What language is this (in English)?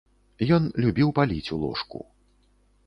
Belarusian